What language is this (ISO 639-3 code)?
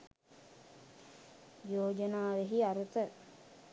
sin